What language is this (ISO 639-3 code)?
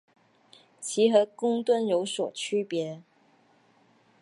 zho